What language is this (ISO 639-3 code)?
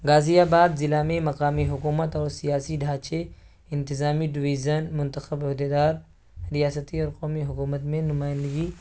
urd